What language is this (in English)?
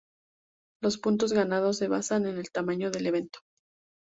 Spanish